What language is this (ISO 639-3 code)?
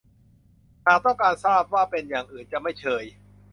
tha